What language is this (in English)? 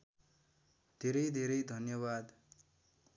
Nepali